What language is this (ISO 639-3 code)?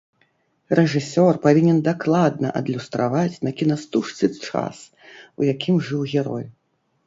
bel